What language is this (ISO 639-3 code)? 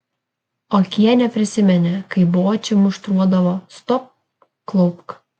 lit